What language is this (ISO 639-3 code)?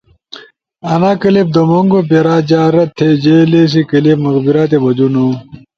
ush